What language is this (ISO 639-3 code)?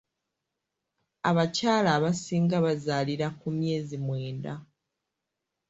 lug